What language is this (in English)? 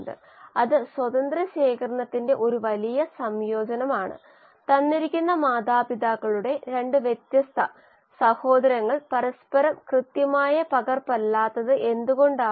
Malayalam